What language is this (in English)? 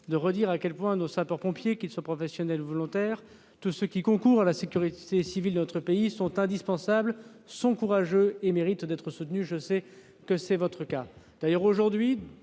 French